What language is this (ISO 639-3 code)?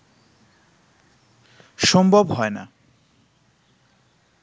ben